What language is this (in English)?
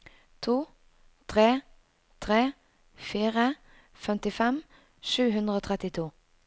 Norwegian